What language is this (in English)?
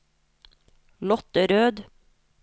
Norwegian